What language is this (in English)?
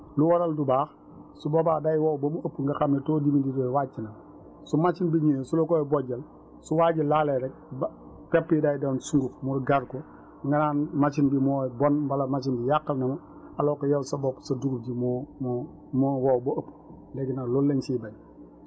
Wolof